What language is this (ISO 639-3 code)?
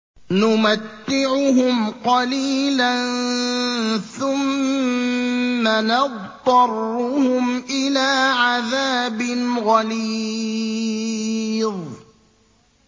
ara